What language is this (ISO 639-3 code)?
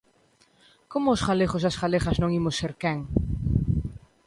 glg